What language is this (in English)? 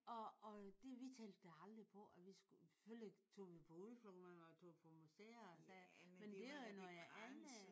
Danish